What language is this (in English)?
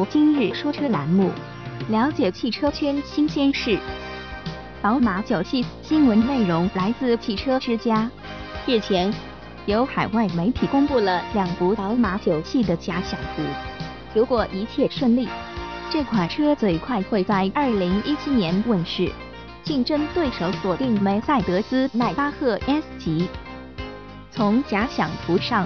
Chinese